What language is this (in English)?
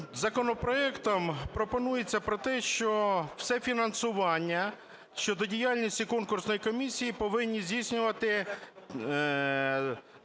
Ukrainian